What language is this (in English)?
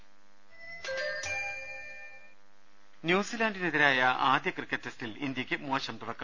Malayalam